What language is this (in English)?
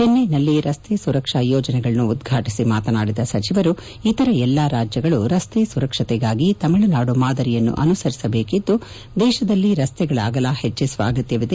Kannada